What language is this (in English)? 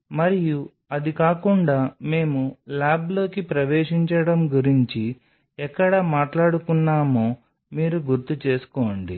Telugu